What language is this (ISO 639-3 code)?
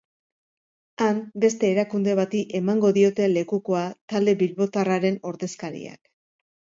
eus